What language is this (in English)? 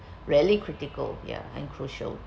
English